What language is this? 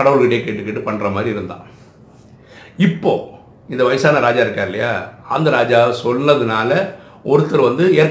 Tamil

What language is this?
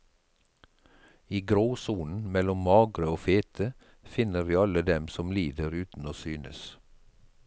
Norwegian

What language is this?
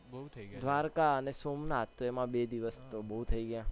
Gujarati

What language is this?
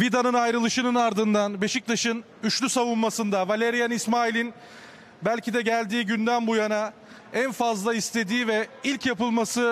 Turkish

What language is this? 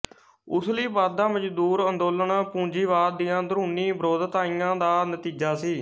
Punjabi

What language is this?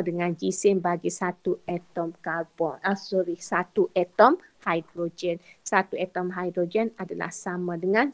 Malay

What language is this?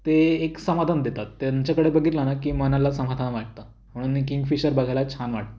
Marathi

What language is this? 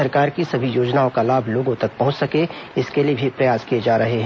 Hindi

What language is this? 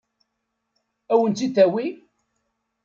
Kabyle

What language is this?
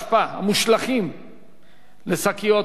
Hebrew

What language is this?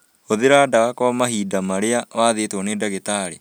Kikuyu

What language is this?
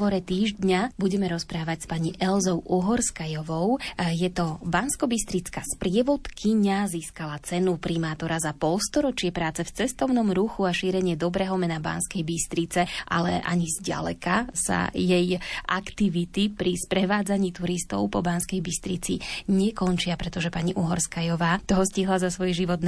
Slovak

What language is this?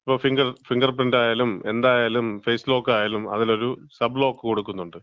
Malayalam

